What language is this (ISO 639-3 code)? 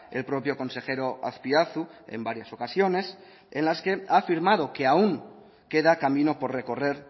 spa